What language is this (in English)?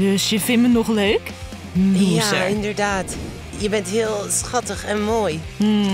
Dutch